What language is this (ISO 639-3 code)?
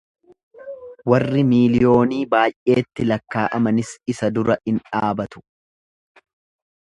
orm